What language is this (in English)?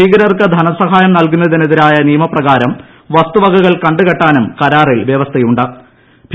Malayalam